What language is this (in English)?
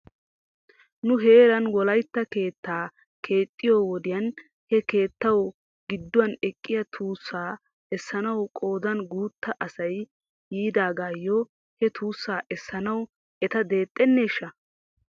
Wolaytta